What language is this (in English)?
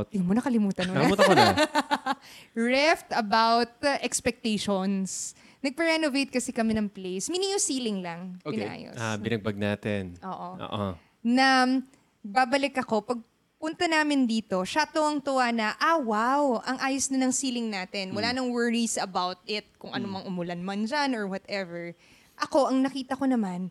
Filipino